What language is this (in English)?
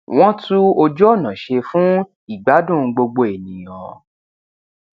Yoruba